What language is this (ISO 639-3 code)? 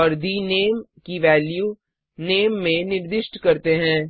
hin